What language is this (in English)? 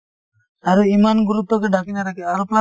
Assamese